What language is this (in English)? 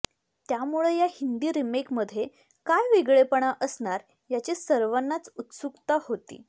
Marathi